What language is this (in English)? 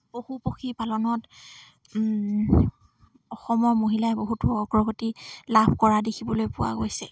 Assamese